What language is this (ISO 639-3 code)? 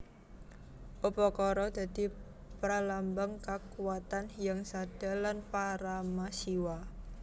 jav